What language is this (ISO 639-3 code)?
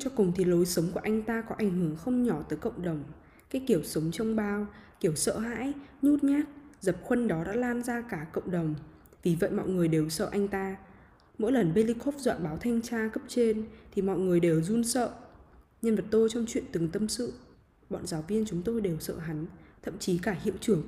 vie